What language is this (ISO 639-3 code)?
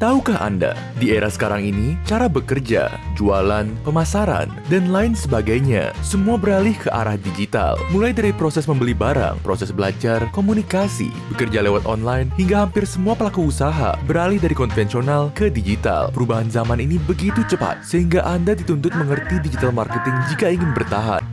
ind